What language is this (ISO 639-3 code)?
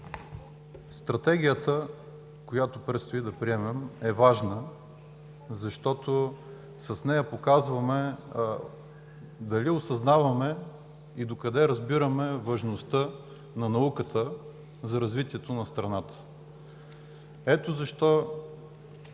bul